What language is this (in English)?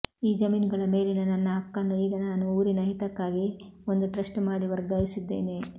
Kannada